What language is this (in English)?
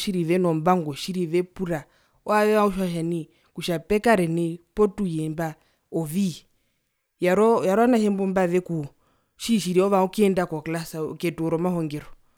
Herero